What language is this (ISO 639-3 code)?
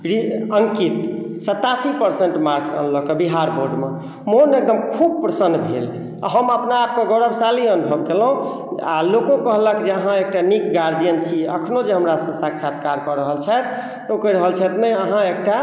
mai